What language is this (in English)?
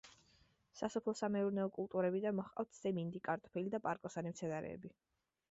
Georgian